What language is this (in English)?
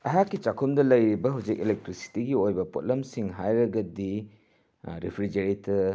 Manipuri